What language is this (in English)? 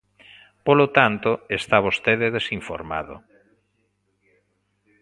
Galician